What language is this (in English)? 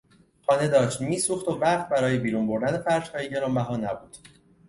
Persian